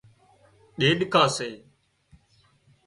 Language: Wadiyara Koli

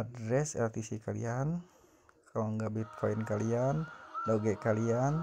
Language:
Indonesian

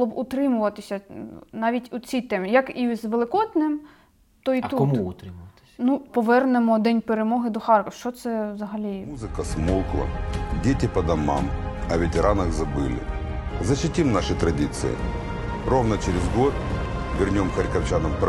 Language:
Ukrainian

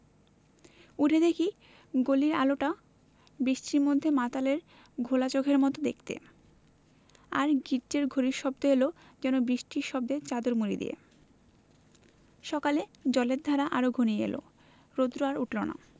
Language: Bangla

